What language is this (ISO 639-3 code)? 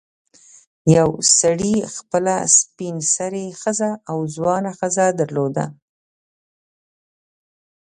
pus